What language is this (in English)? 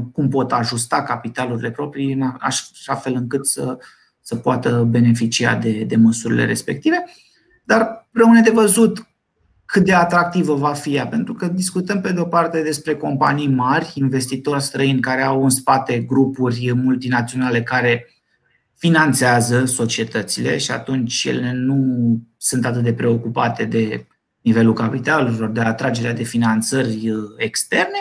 Romanian